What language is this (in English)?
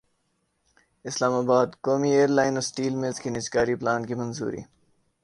Urdu